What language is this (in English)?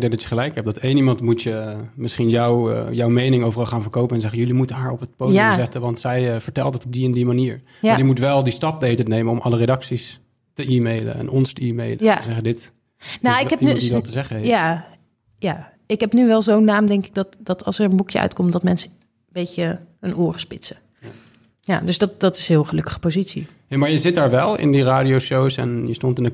Dutch